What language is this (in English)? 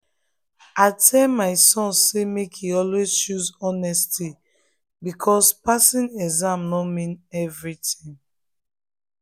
Nigerian Pidgin